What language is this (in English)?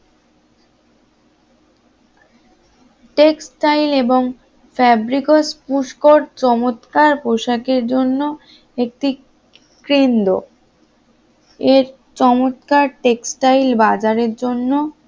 Bangla